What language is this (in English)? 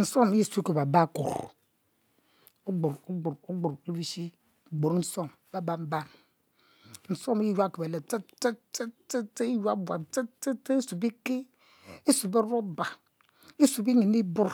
Mbe